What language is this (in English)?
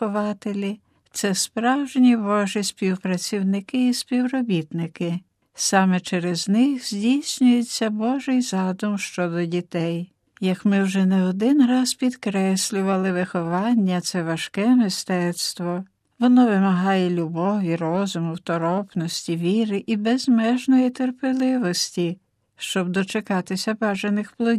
Ukrainian